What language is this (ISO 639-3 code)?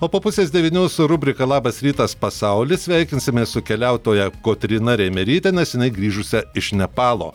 lit